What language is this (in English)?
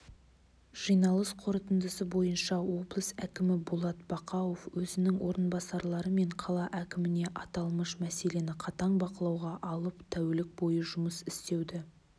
Kazakh